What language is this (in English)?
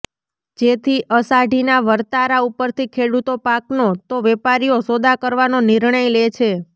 Gujarati